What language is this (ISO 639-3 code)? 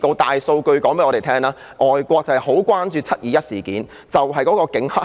yue